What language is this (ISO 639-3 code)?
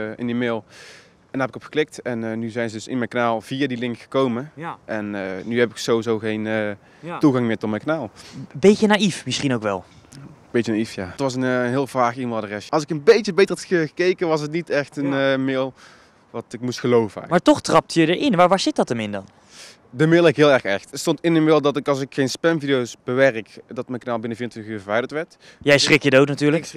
nld